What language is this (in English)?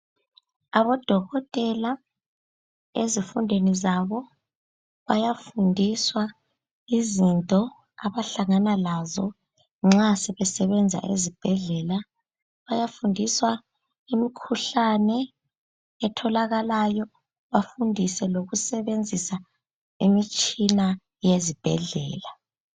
North Ndebele